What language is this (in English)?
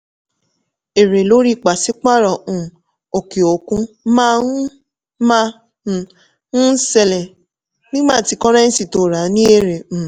Yoruba